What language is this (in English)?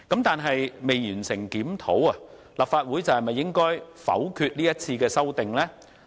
Cantonese